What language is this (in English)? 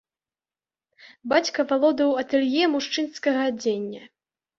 Belarusian